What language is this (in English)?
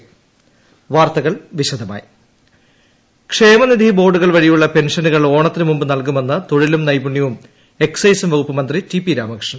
Malayalam